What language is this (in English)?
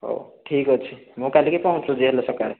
Odia